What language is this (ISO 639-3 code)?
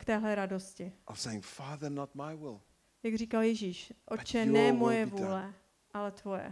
ces